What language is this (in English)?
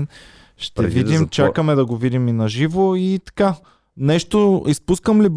Bulgarian